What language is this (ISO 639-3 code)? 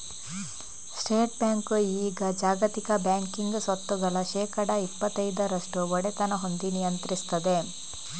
kan